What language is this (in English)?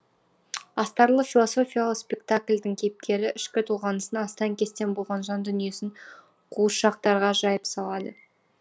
Kazakh